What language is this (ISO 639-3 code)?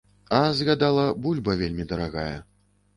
bel